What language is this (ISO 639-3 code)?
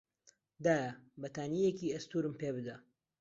ckb